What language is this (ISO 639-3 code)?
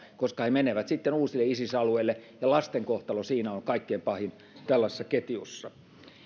fin